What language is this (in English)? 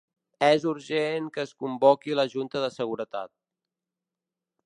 Catalan